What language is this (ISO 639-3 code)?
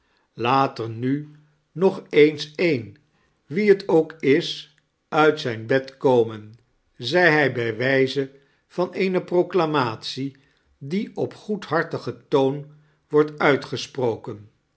nld